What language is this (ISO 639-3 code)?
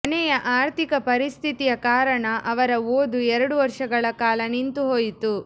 kan